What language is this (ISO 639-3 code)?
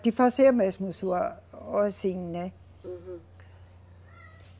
por